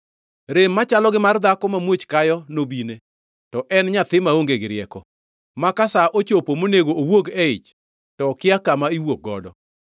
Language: Luo (Kenya and Tanzania)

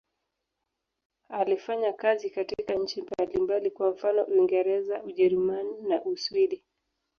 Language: Swahili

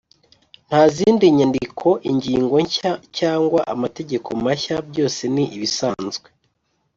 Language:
Kinyarwanda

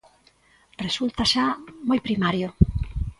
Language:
Galician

